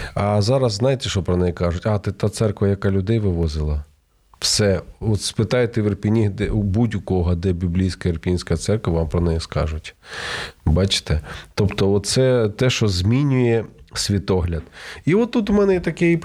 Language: Ukrainian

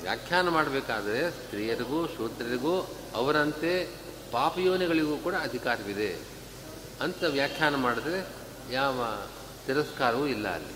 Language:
Kannada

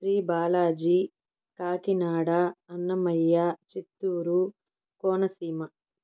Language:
Telugu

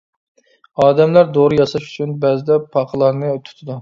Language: Uyghur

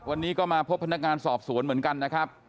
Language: Thai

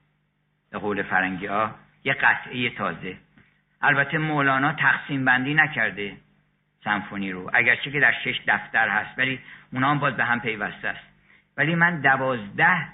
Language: Persian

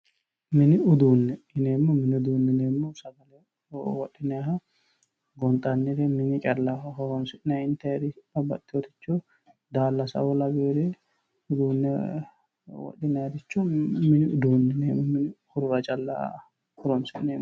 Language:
Sidamo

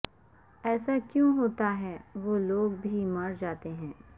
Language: Urdu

